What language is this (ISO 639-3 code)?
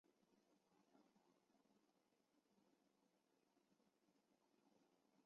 zho